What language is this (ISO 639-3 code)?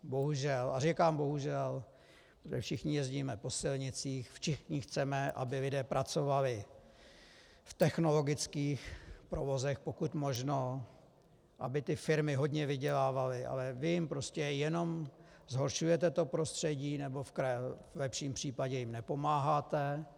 ces